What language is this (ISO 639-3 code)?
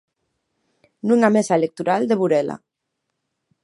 glg